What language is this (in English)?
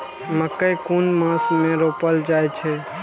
Maithili